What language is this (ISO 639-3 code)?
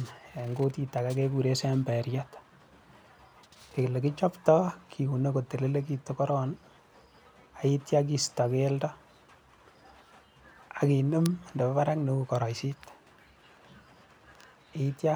kln